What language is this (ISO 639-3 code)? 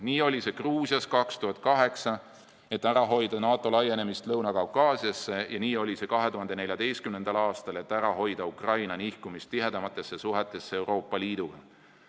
est